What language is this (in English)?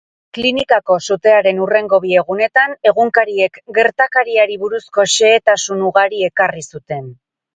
Basque